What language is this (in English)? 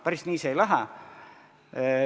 Estonian